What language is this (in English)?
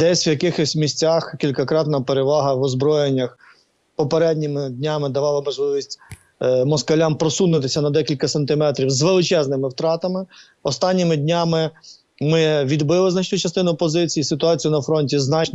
Ukrainian